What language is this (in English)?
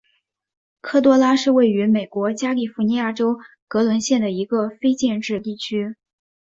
Chinese